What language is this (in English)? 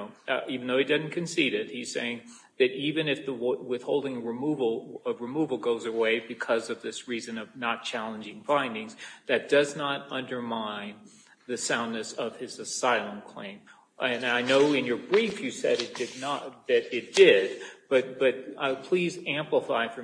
English